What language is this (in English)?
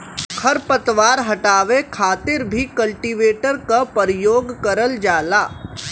Bhojpuri